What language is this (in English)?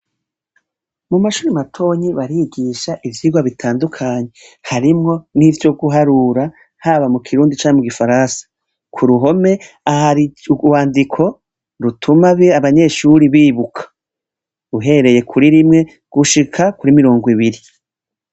Rundi